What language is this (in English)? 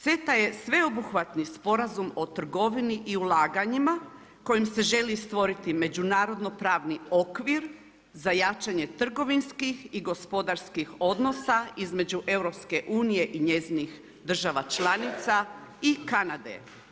Croatian